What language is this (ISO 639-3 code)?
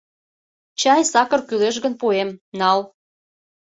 chm